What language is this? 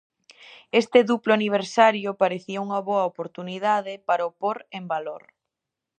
Galician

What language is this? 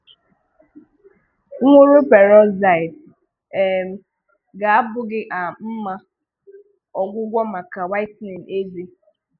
Igbo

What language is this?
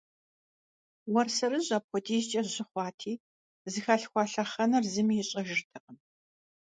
Kabardian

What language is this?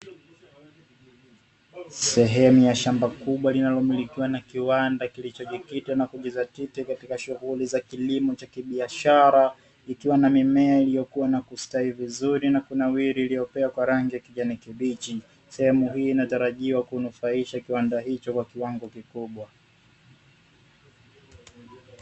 Swahili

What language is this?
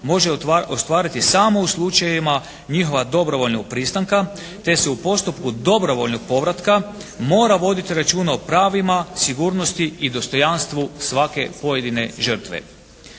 Croatian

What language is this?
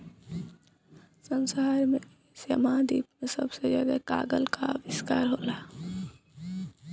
Bhojpuri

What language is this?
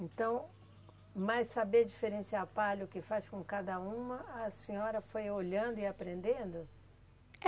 Portuguese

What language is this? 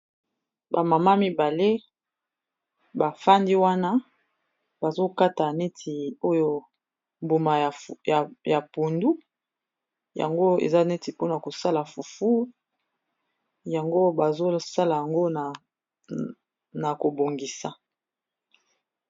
Lingala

